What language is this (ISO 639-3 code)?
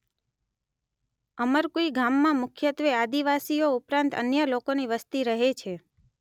guj